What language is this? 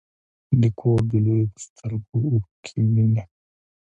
Pashto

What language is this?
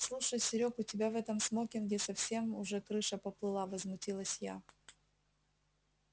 Russian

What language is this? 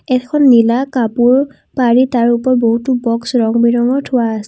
Assamese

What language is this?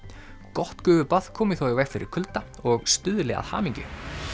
Icelandic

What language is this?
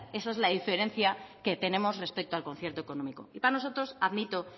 Spanish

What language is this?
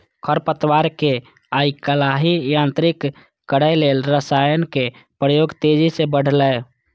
Maithili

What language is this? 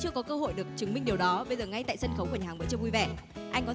Vietnamese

